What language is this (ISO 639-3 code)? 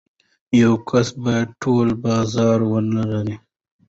pus